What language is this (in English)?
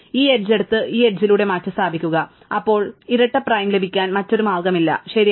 Malayalam